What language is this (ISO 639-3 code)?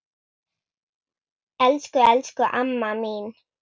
isl